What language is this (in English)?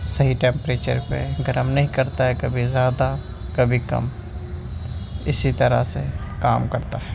Urdu